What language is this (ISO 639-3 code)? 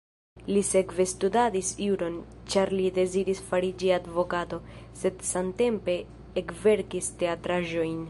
epo